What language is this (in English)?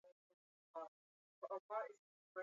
Swahili